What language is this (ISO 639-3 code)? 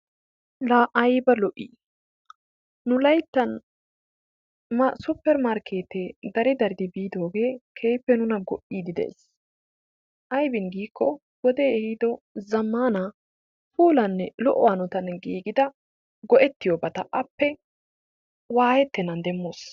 wal